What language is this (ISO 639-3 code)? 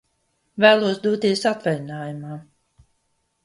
lav